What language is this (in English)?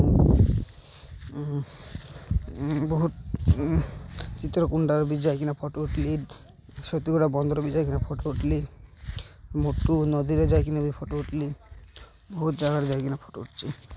Odia